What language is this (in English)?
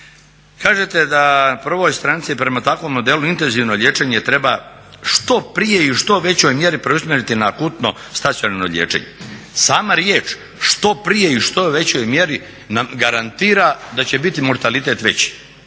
Croatian